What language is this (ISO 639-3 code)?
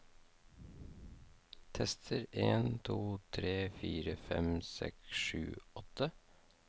nor